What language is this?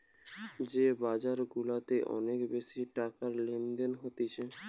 Bangla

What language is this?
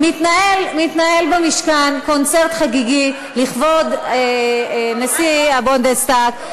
Hebrew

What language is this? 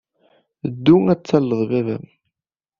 Kabyle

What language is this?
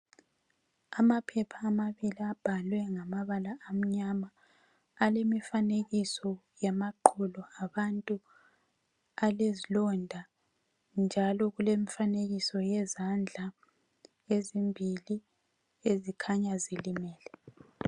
North Ndebele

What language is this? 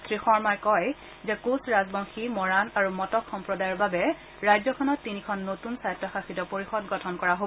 Assamese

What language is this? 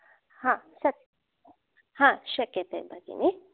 Sanskrit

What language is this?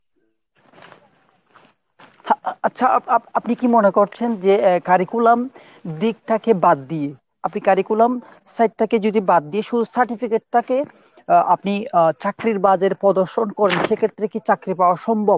Bangla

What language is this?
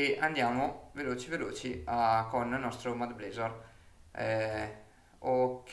Italian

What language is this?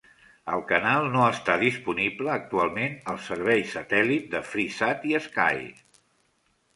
Catalan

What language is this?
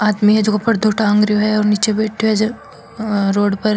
Marwari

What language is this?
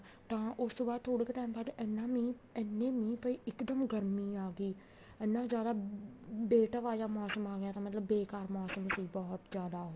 Punjabi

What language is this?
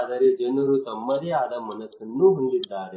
Kannada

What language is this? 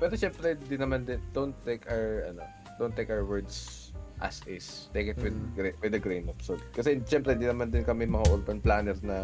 Filipino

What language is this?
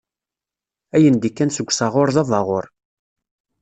Kabyle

